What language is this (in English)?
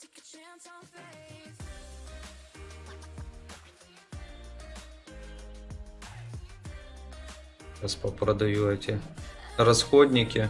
Russian